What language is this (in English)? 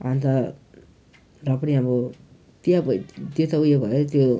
Nepali